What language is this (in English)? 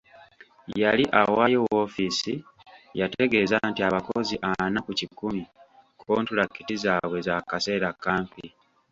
Ganda